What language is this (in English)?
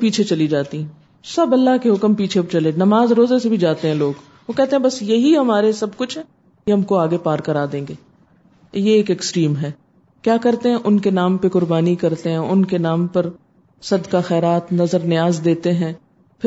Urdu